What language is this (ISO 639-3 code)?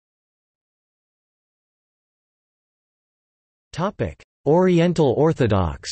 eng